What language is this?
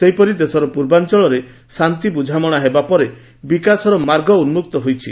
Odia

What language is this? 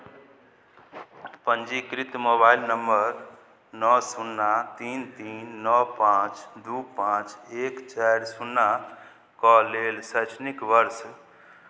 Maithili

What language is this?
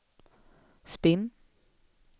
Swedish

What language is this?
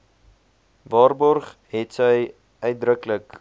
Afrikaans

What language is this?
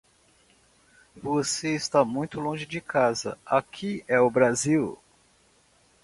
Portuguese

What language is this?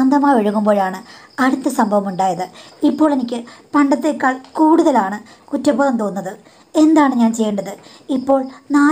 Turkish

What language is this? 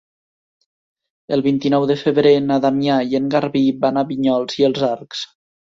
Catalan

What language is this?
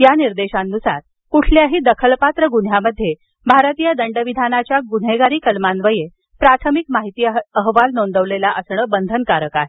Marathi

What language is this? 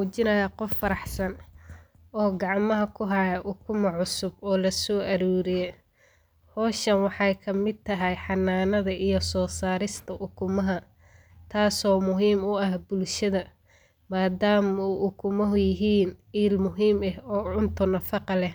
Somali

